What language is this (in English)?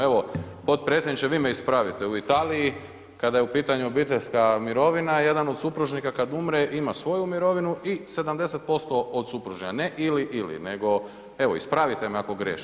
Croatian